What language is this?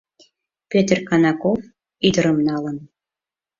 Mari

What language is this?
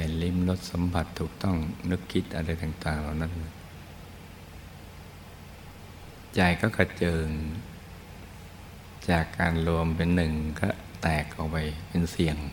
Thai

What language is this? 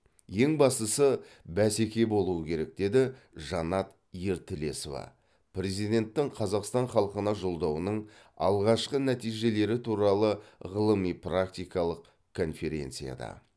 Kazakh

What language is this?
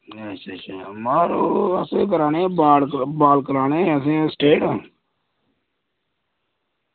Dogri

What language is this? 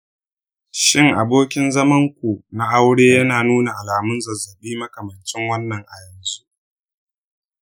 Hausa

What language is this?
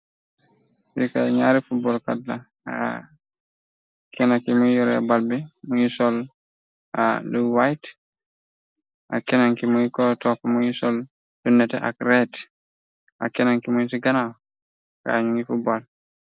Wolof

